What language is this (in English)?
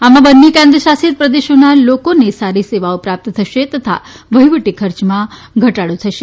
Gujarati